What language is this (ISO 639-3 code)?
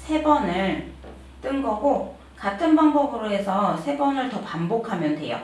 kor